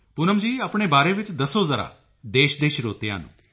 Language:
Punjabi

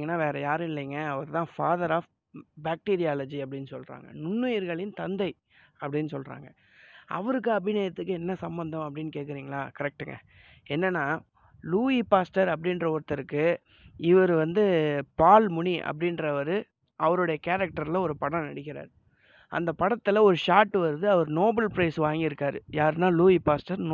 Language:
Tamil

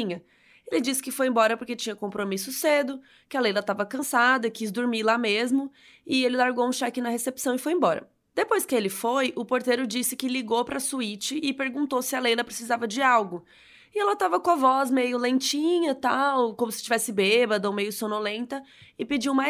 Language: Portuguese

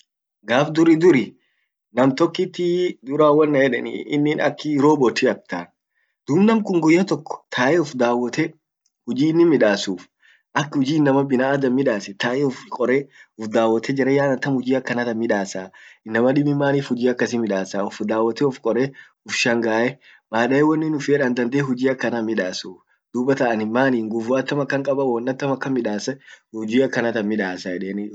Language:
Orma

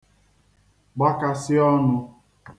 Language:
Igbo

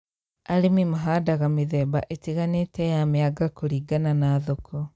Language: Kikuyu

